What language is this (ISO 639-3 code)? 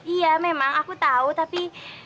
ind